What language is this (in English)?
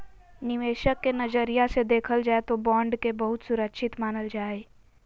Magahi